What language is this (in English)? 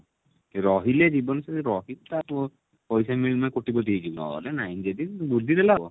Odia